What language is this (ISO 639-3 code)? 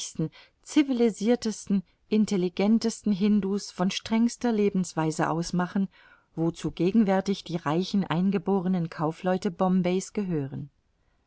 deu